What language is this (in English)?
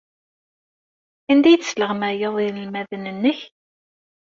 Kabyle